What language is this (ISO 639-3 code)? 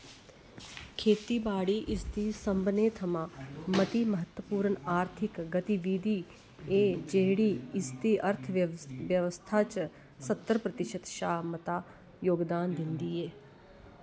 doi